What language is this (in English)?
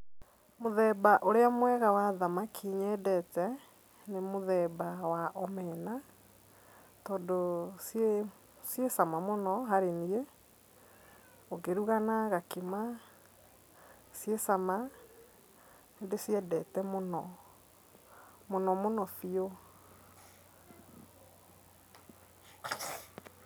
Kikuyu